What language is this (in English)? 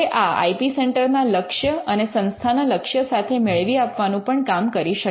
Gujarati